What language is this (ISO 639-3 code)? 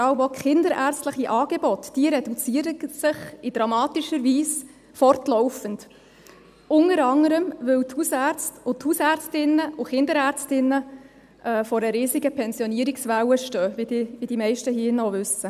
gsw